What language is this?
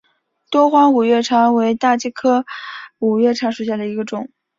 Chinese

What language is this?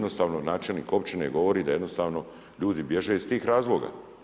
Croatian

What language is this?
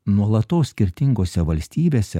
Lithuanian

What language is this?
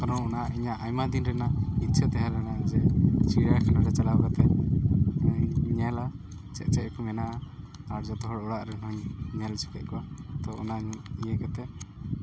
Santali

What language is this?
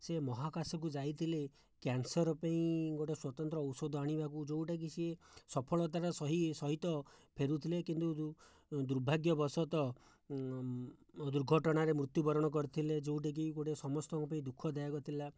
Odia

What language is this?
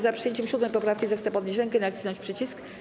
Polish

